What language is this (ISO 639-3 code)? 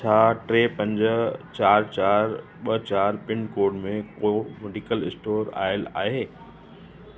snd